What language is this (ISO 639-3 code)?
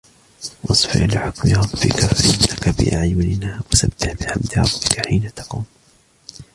ara